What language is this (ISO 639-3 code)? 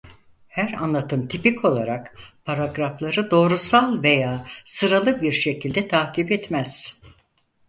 tur